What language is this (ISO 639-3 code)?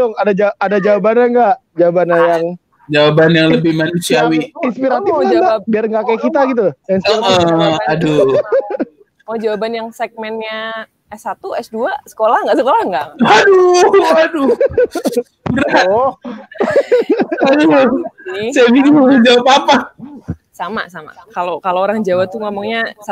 ind